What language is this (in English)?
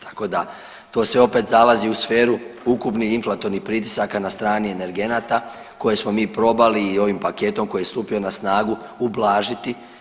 Croatian